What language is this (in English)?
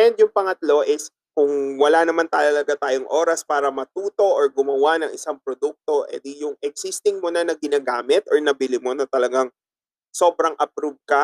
Filipino